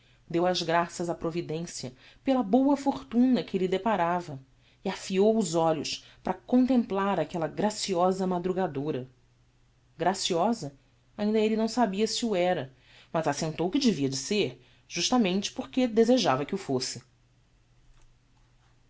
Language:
Portuguese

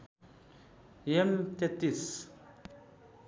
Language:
Nepali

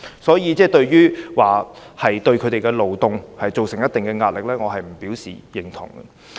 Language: Cantonese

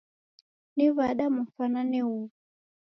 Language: Taita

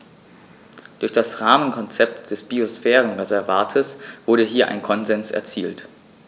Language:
German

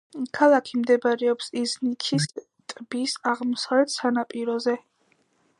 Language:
Georgian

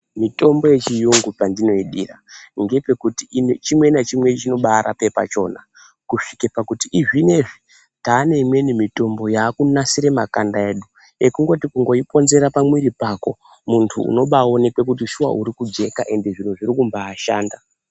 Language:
Ndau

